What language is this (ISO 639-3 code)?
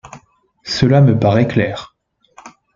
fra